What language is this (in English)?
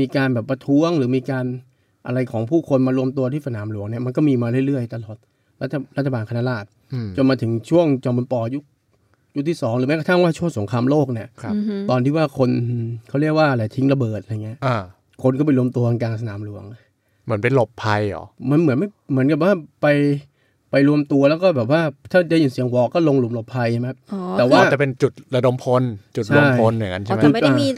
Thai